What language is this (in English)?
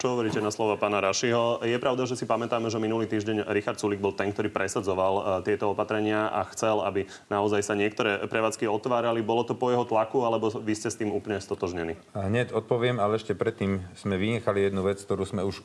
Slovak